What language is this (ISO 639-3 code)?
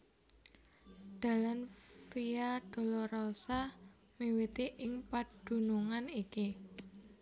jav